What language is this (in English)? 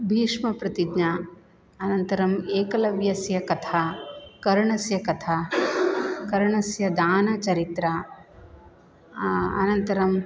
Sanskrit